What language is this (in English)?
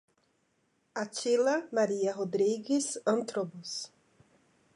Portuguese